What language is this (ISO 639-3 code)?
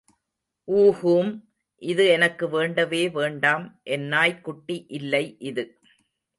tam